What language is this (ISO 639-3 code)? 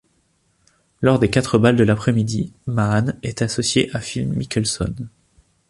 fra